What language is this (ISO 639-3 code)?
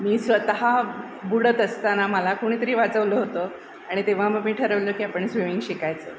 mar